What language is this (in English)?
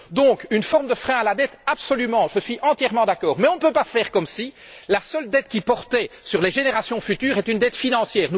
French